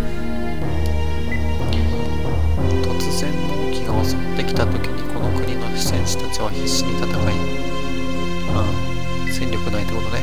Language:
Japanese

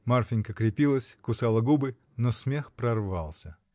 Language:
Russian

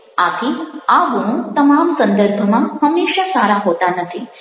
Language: Gujarati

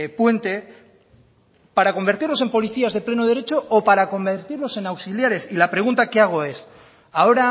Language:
Spanish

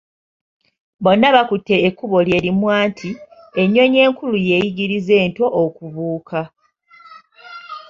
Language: Ganda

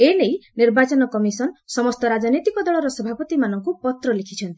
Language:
Odia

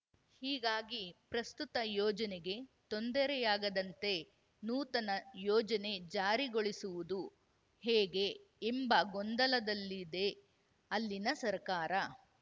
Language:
Kannada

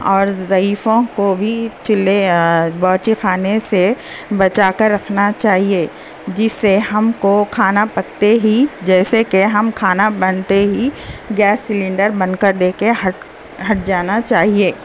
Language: Urdu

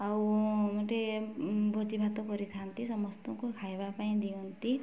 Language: Odia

